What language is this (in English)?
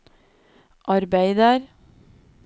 Norwegian